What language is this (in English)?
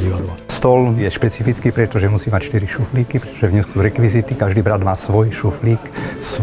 Slovak